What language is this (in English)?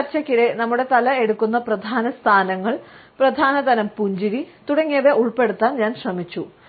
Malayalam